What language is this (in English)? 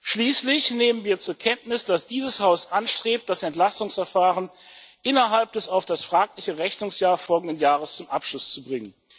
German